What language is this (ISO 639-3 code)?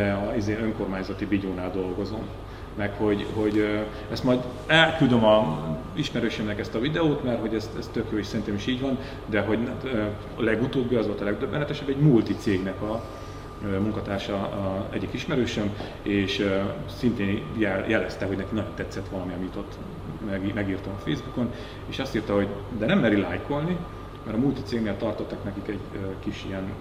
hun